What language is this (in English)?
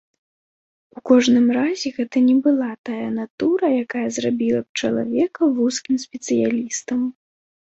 Belarusian